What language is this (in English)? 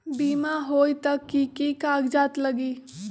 Magahi